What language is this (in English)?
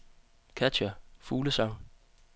Danish